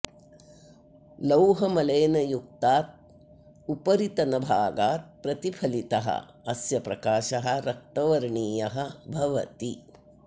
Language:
Sanskrit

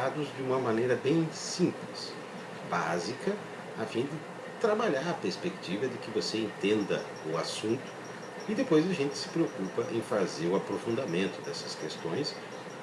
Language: Portuguese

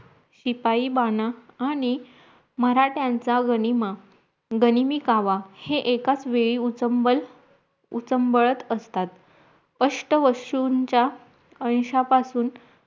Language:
Marathi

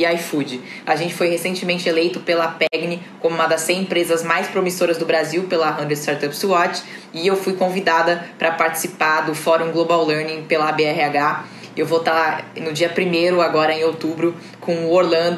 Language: Portuguese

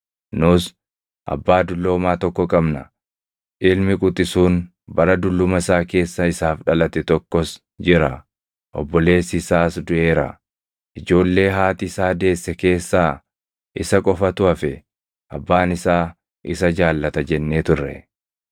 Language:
Oromo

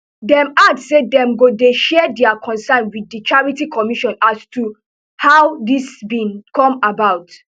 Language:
Nigerian Pidgin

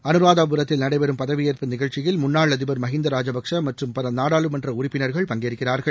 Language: Tamil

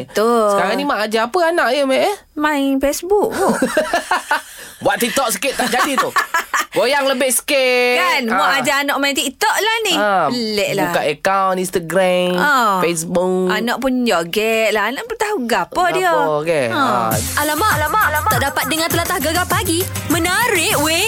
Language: Malay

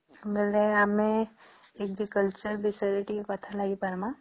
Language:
Odia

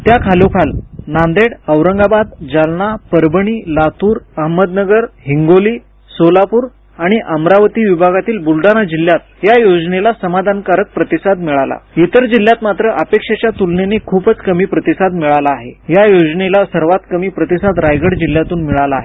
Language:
Marathi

